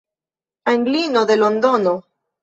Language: Esperanto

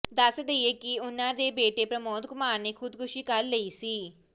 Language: Punjabi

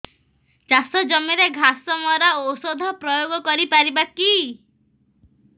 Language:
Odia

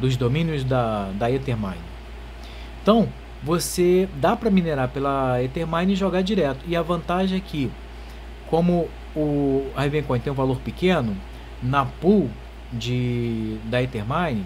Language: Portuguese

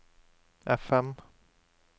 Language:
Norwegian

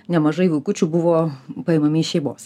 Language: Lithuanian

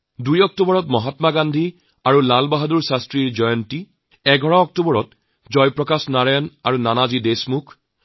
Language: Assamese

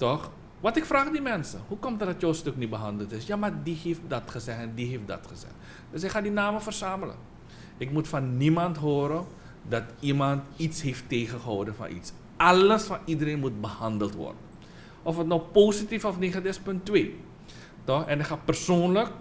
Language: Dutch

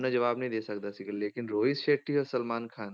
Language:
Punjabi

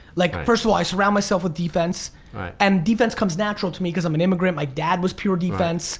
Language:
English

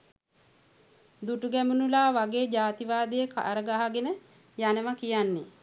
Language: Sinhala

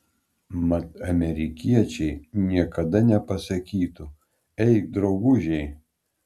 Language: Lithuanian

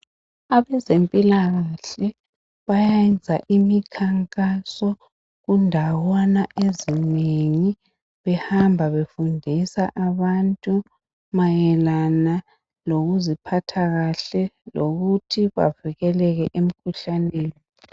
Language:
North Ndebele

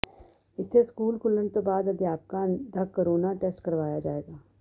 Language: Punjabi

